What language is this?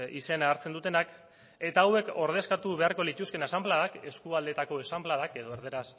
Basque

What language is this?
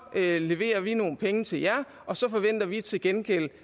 Danish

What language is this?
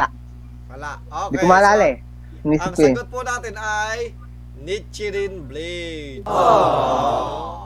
Filipino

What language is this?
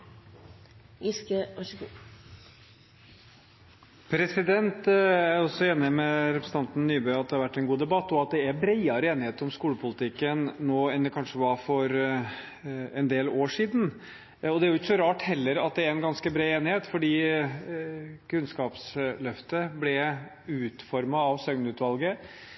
Norwegian Bokmål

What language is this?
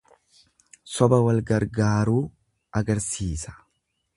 Oromo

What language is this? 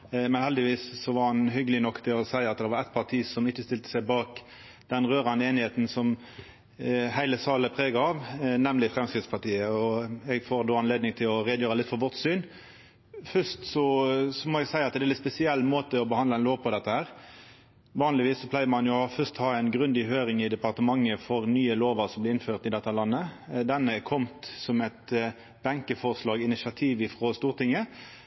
Norwegian Nynorsk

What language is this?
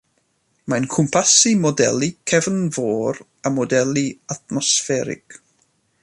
Welsh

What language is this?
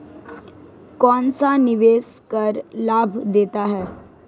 Hindi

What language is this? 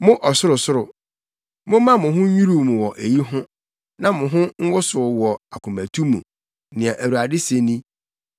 Akan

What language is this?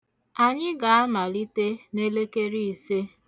Igbo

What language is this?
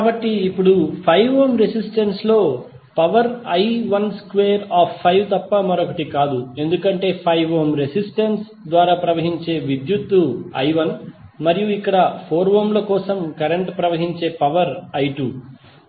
Telugu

